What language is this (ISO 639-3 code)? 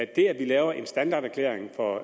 dan